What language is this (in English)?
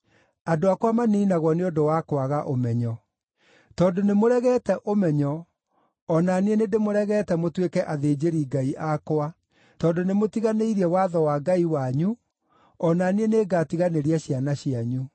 Kikuyu